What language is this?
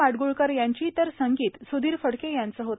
Marathi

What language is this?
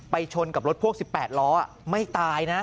Thai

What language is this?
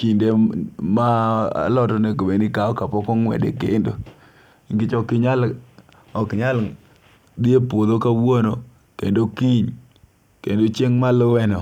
Luo (Kenya and Tanzania)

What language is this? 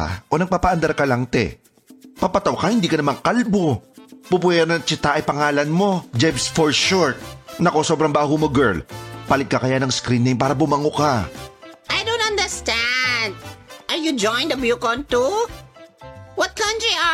Filipino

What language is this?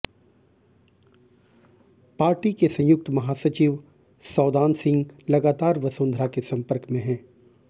Hindi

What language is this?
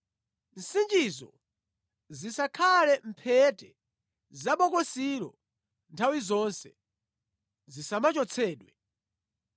Nyanja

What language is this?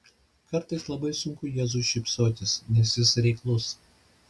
Lithuanian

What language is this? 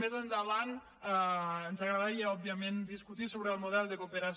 Catalan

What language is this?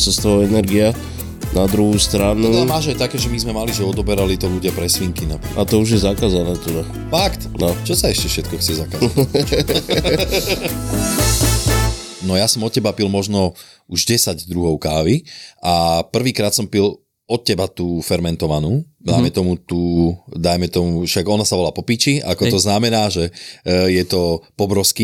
Slovak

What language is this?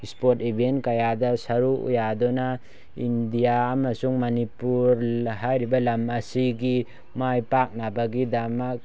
Manipuri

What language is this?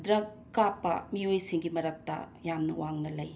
Manipuri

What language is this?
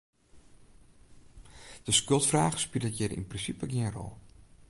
Western Frisian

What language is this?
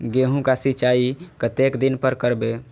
Maithili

